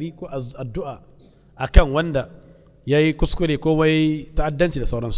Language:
Arabic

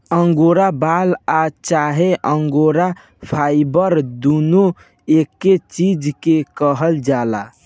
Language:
Bhojpuri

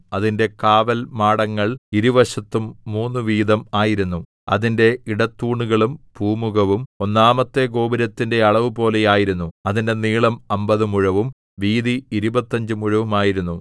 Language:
Malayalam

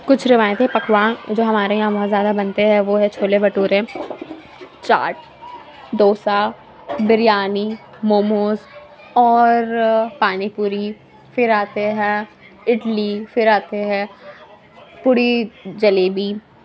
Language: Urdu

